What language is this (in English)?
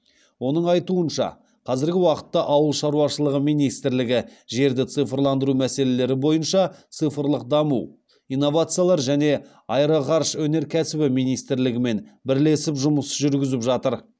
Kazakh